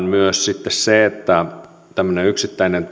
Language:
Finnish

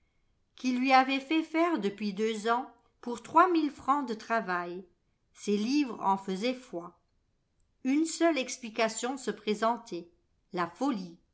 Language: French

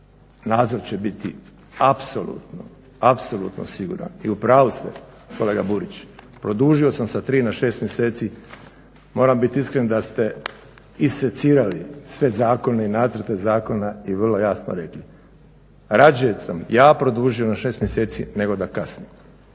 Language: Croatian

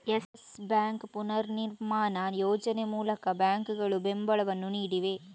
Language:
Kannada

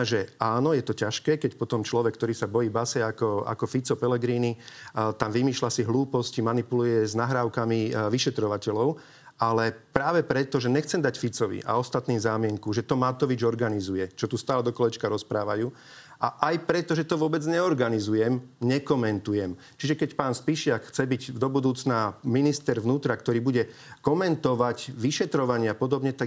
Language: Slovak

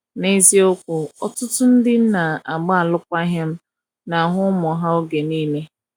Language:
Igbo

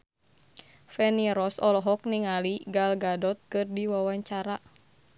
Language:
Sundanese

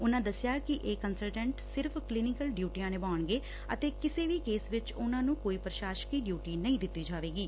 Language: Punjabi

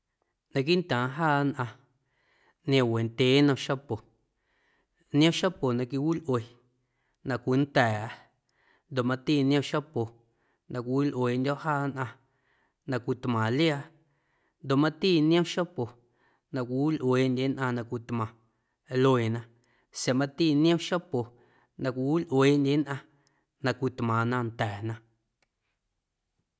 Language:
Guerrero Amuzgo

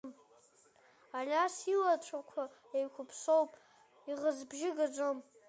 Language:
Abkhazian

